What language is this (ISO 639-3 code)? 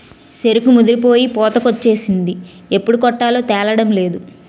tel